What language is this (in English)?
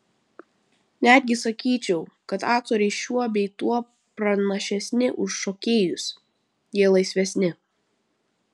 Lithuanian